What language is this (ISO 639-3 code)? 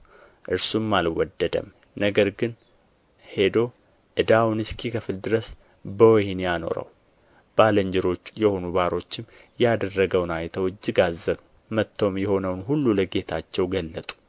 amh